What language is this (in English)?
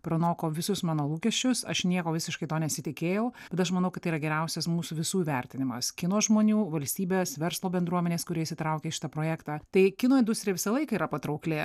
Lithuanian